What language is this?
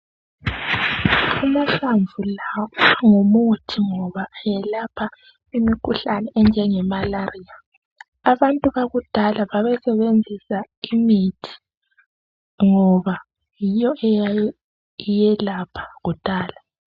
North Ndebele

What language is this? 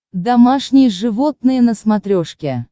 Russian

